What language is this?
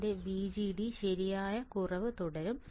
Malayalam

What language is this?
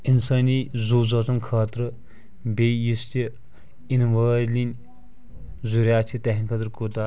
Kashmiri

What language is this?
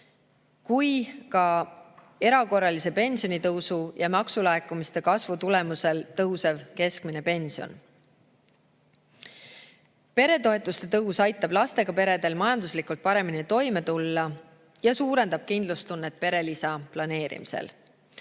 Estonian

